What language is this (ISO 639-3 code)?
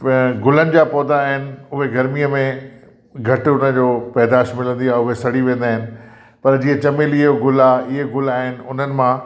snd